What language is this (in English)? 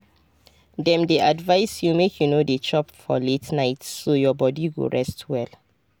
Nigerian Pidgin